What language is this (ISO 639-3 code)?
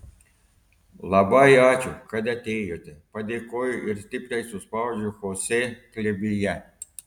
lit